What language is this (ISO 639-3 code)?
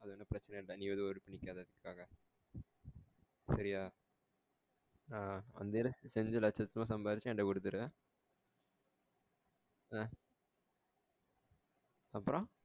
tam